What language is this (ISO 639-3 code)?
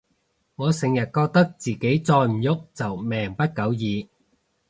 yue